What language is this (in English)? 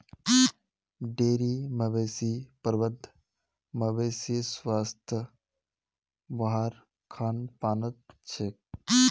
Magahi